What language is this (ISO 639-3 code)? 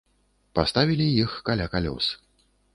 bel